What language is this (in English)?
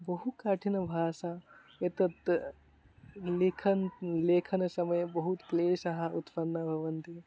Sanskrit